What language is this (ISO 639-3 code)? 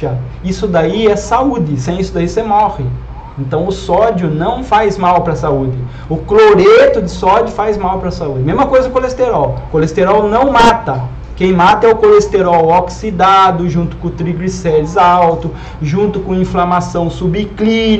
por